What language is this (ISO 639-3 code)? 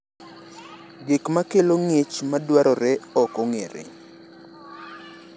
luo